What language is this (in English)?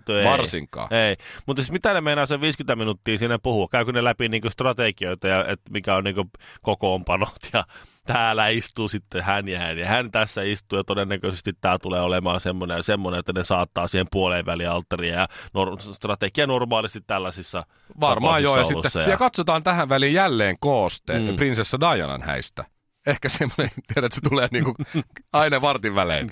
Finnish